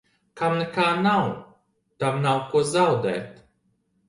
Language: Latvian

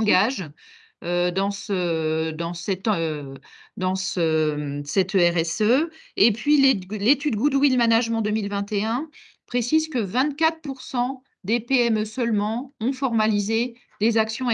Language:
French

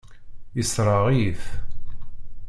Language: Kabyle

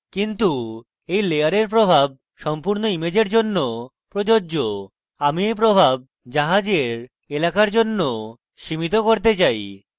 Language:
Bangla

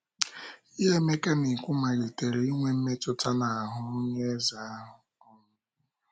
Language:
Igbo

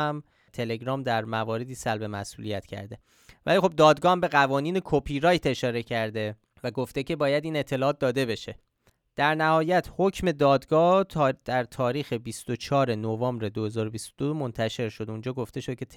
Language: Persian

